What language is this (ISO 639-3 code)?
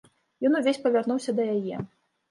bel